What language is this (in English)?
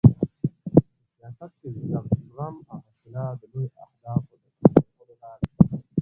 Pashto